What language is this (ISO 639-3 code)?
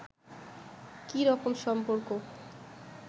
ben